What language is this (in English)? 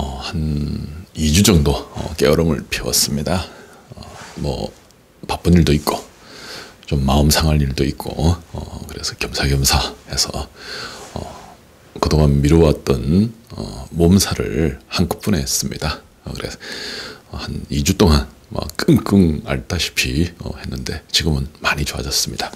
Korean